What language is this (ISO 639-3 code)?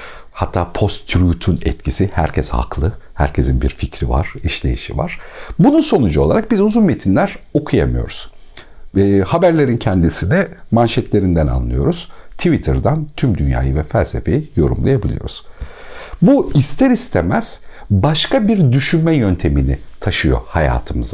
tur